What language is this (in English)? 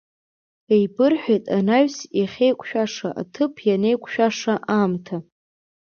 Abkhazian